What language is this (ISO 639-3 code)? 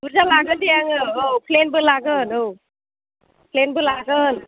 brx